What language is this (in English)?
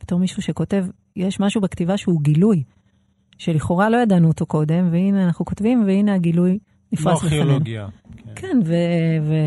Hebrew